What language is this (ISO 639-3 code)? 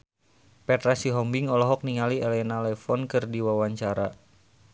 sun